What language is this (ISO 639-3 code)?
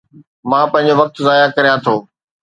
snd